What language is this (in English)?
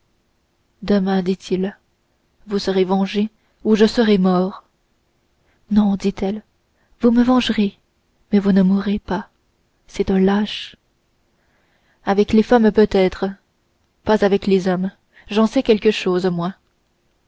French